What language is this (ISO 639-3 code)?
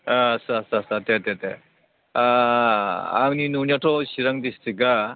brx